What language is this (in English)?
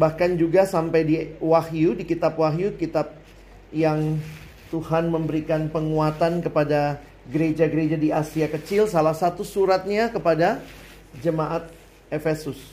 Indonesian